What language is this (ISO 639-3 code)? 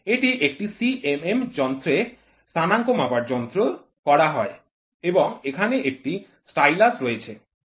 ben